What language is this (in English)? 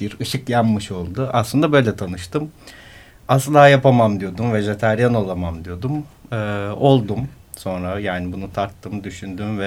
Turkish